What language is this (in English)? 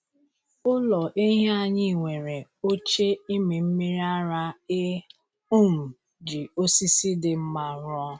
Igbo